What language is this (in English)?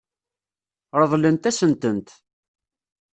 Kabyle